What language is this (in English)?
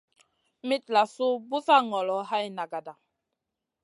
Masana